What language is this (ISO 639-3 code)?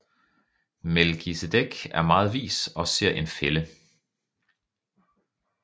dan